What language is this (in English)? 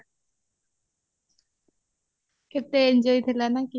Odia